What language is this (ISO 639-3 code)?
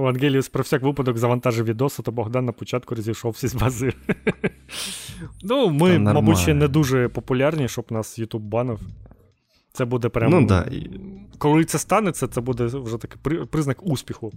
ukr